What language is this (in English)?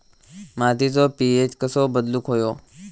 Marathi